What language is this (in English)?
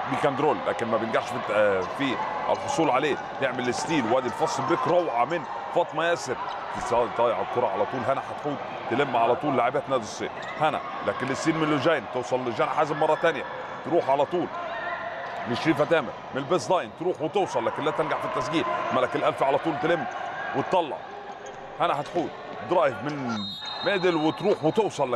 Arabic